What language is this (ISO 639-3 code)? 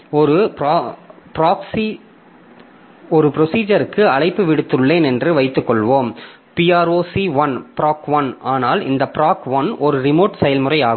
tam